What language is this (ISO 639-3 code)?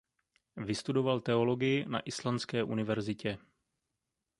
ces